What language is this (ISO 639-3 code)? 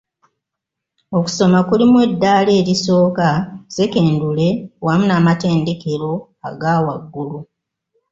lug